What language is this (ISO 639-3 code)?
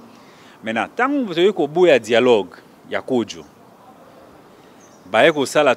fra